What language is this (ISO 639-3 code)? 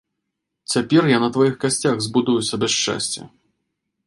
bel